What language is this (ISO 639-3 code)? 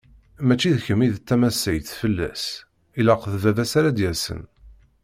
kab